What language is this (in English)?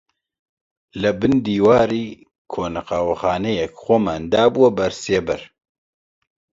Central Kurdish